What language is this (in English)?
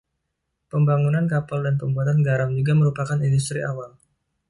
Indonesian